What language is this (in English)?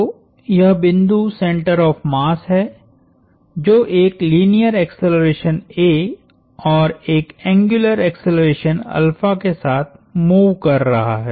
Hindi